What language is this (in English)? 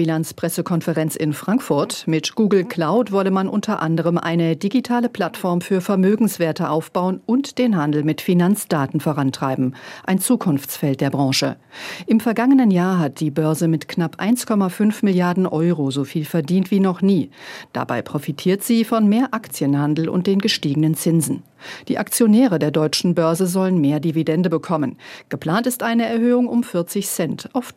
German